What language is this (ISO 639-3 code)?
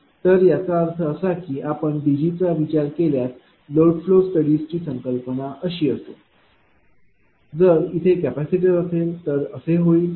mar